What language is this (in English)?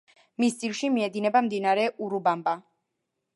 Georgian